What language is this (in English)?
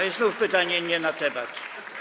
Polish